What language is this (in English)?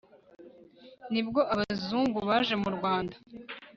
Kinyarwanda